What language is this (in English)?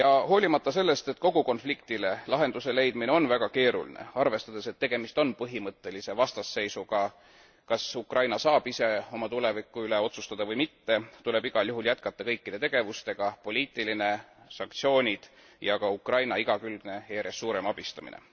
Estonian